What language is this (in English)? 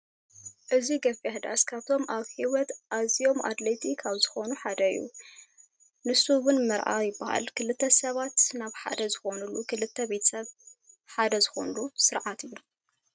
Tigrinya